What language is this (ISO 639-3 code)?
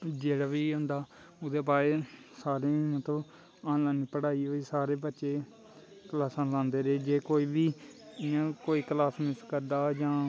doi